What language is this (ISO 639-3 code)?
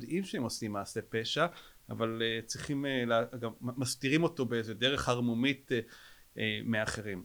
heb